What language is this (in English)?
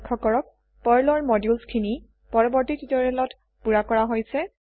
Assamese